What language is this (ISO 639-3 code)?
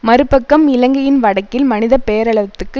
tam